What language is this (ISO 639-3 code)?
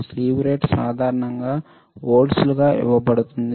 tel